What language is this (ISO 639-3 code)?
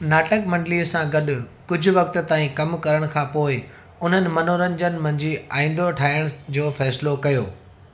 snd